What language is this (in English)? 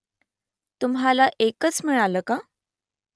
Marathi